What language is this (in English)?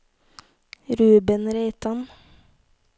Norwegian